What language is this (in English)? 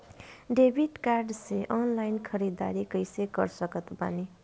Bhojpuri